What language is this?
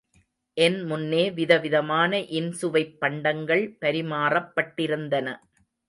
Tamil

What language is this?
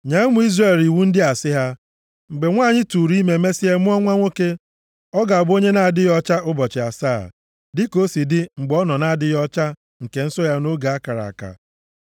Igbo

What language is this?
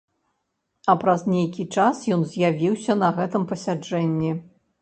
Belarusian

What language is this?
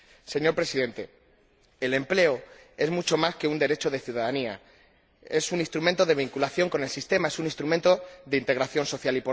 Spanish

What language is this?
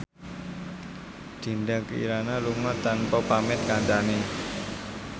Javanese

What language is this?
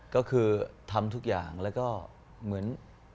Thai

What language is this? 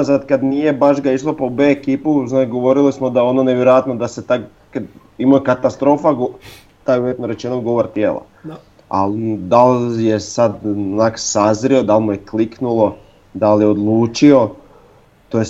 Croatian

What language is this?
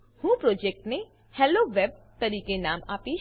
Gujarati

